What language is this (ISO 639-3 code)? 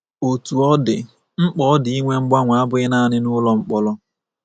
ibo